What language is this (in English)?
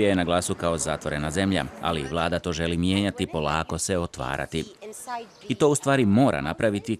Croatian